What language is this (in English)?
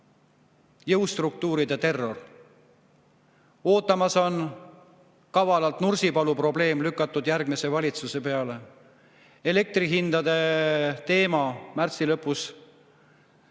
Estonian